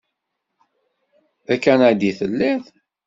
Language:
Kabyle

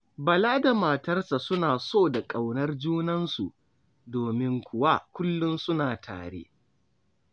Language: Hausa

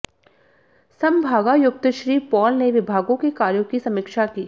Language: Hindi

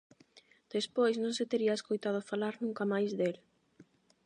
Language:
Galician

